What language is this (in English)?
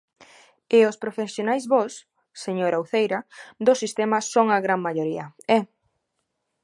Galician